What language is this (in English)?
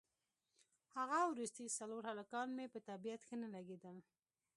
Pashto